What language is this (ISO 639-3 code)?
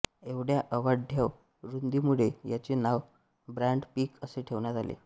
mar